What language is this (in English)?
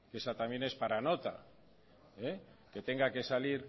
Spanish